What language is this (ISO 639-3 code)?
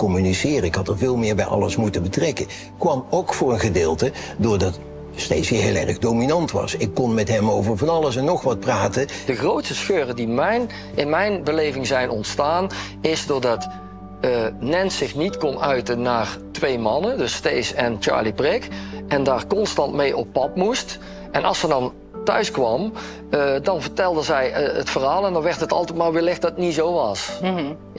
nld